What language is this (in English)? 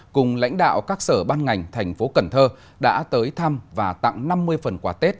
Vietnamese